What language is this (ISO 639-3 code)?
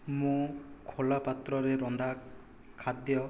ori